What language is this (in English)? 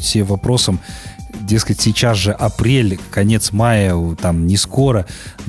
Russian